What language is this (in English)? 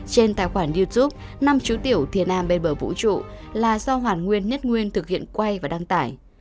Vietnamese